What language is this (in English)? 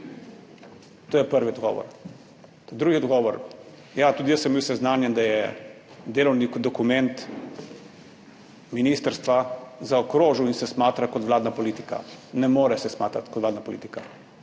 Slovenian